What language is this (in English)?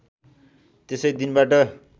Nepali